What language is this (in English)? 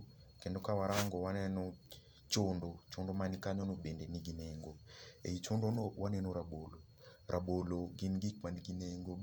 Luo (Kenya and Tanzania)